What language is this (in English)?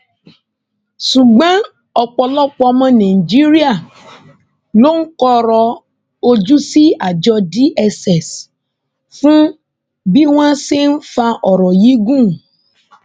Yoruba